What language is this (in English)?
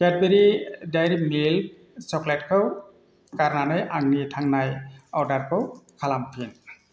Bodo